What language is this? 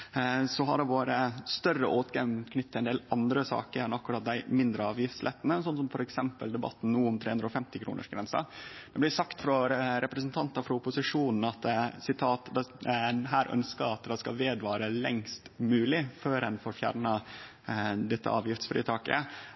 Norwegian Nynorsk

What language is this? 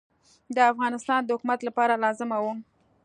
Pashto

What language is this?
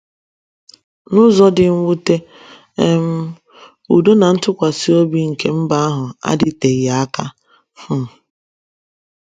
Igbo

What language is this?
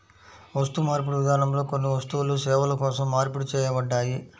Telugu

